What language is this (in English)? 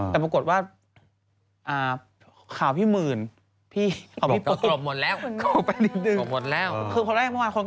Thai